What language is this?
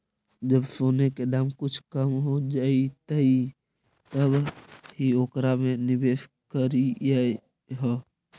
Magahi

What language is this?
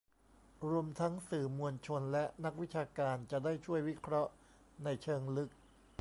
Thai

